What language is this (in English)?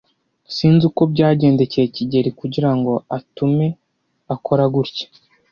Kinyarwanda